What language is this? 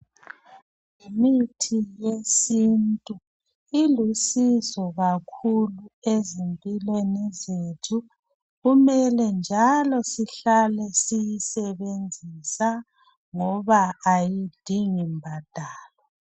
North Ndebele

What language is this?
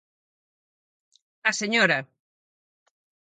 Galician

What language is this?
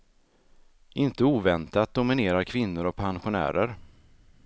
Swedish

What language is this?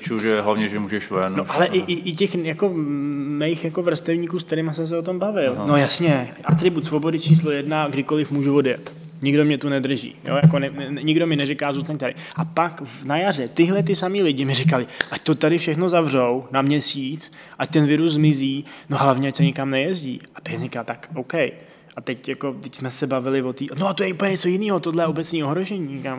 Czech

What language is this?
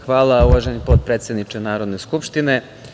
Serbian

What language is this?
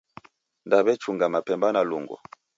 Taita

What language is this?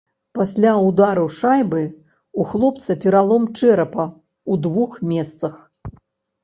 Belarusian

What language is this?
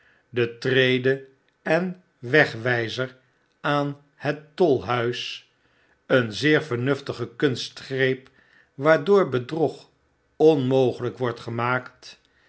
Dutch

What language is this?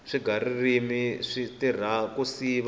Tsonga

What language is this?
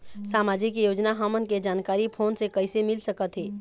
Chhattisgarhi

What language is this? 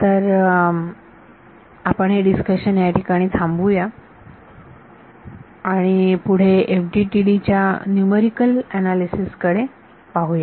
Marathi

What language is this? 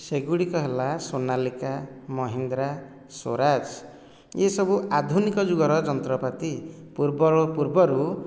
Odia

